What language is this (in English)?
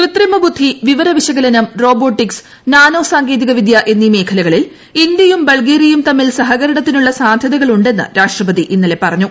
Malayalam